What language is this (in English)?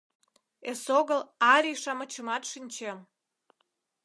Mari